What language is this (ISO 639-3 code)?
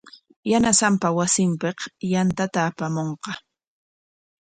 qwa